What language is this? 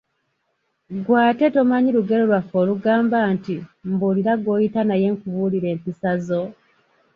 Ganda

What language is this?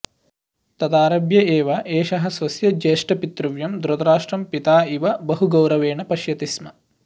Sanskrit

